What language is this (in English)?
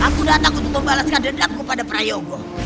Indonesian